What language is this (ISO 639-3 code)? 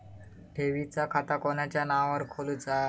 mar